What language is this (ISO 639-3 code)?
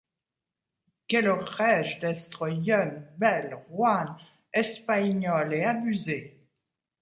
fra